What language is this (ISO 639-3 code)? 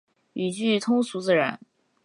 zho